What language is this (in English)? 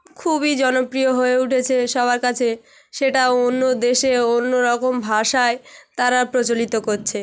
Bangla